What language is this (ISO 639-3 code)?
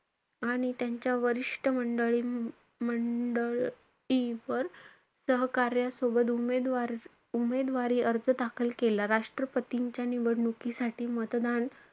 mar